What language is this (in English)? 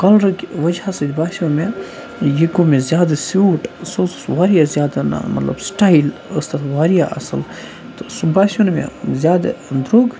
Kashmiri